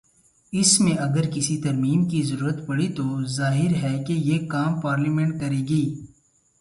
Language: Urdu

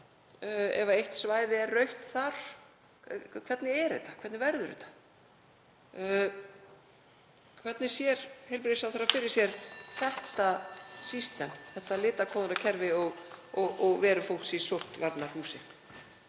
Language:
Icelandic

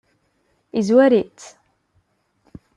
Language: Kabyle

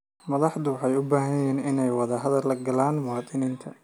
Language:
Somali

